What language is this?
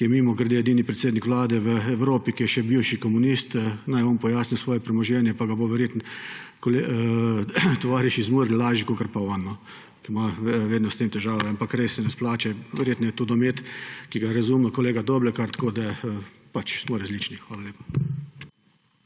Slovenian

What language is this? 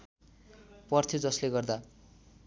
Nepali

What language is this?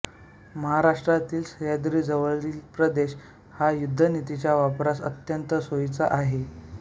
Marathi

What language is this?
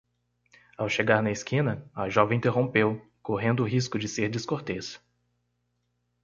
Portuguese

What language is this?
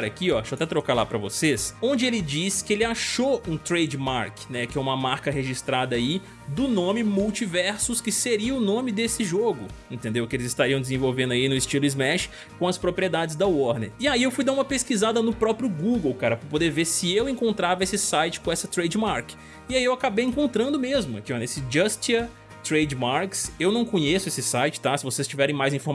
Portuguese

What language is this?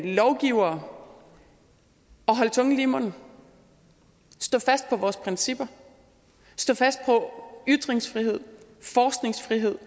Danish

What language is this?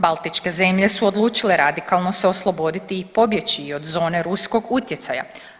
Croatian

